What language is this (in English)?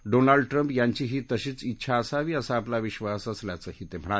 Marathi